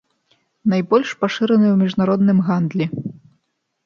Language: Belarusian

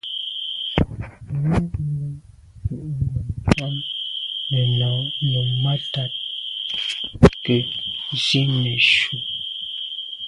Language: Medumba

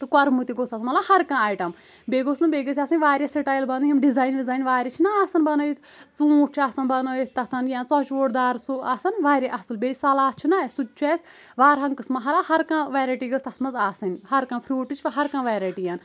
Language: Kashmiri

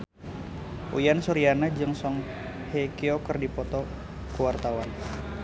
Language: Sundanese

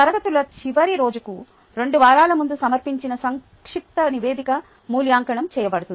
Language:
Telugu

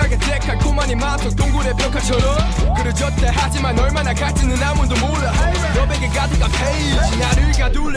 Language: Thai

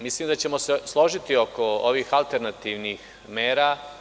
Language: Serbian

